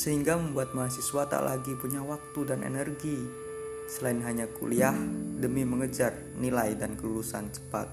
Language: Indonesian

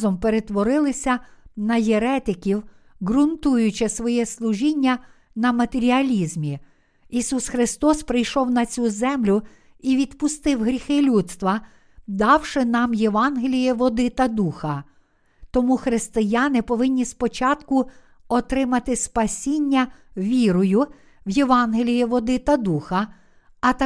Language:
Ukrainian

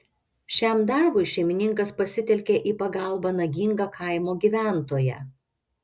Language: Lithuanian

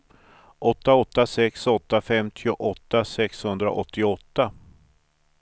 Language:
Swedish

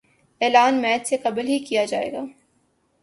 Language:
Urdu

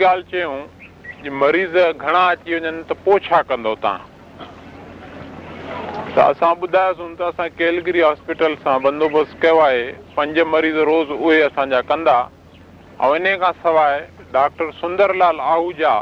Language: Hindi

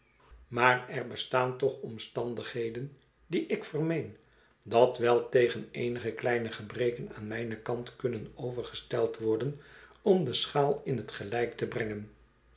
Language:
Dutch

